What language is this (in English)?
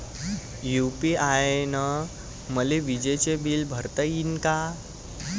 Marathi